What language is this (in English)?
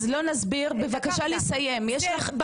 Hebrew